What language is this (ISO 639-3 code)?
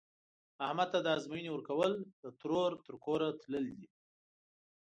pus